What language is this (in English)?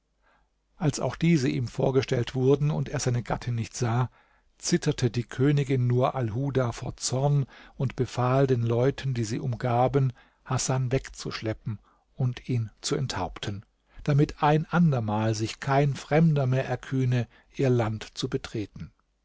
German